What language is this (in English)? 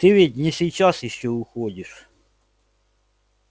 Russian